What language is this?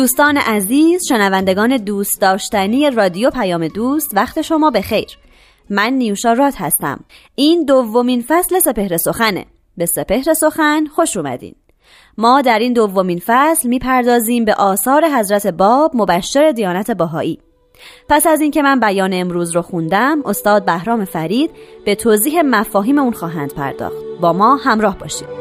Persian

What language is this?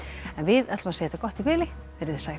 Icelandic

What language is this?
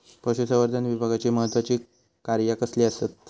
Marathi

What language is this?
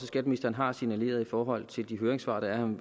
Danish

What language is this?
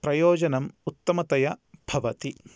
Sanskrit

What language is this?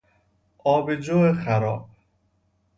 Persian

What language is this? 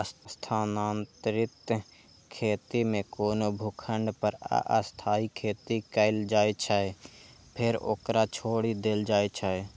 Maithili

